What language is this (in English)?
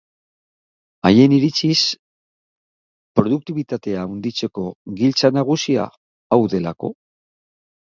Basque